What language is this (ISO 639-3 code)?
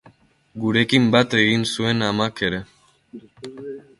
eus